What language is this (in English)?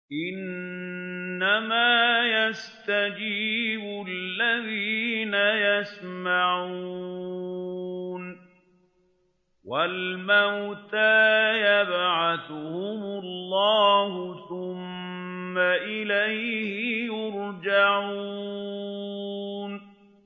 Arabic